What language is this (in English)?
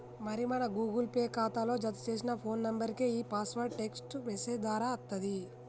Telugu